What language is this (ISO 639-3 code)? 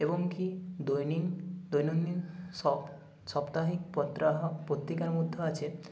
ben